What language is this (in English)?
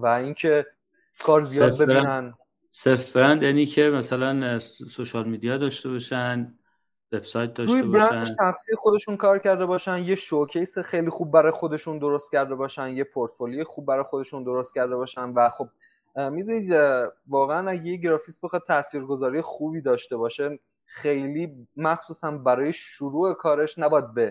Persian